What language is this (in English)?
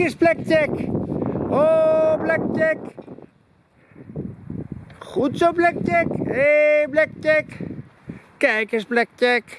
Dutch